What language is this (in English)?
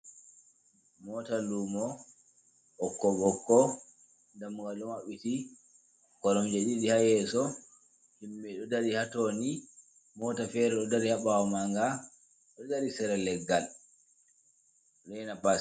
Fula